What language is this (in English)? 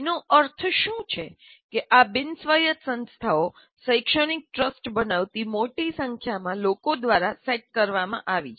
Gujarati